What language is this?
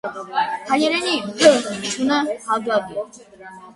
Armenian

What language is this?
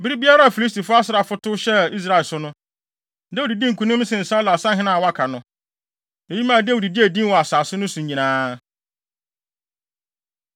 Akan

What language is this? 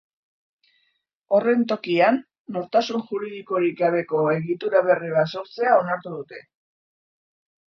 Basque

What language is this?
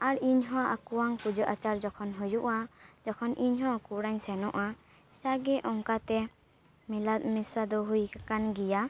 Santali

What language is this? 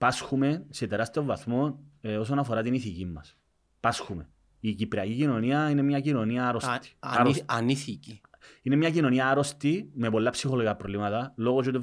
Greek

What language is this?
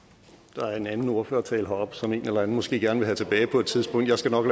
Danish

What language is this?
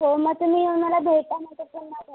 Marathi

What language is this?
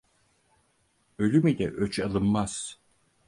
Turkish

